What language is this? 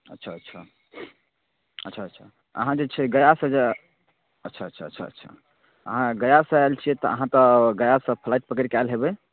Maithili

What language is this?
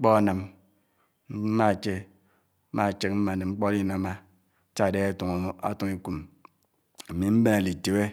Anaang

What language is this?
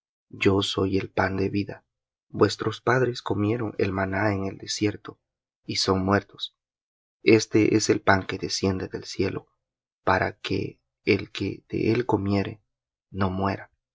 Spanish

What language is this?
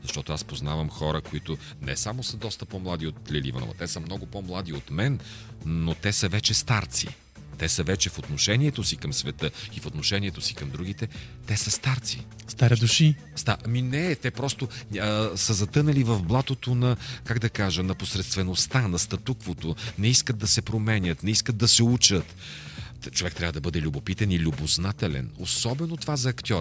Bulgarian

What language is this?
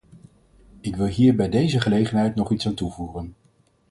Dutch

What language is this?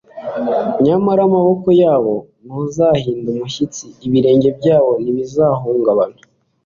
Kinyarwanda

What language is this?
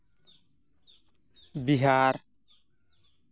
Santali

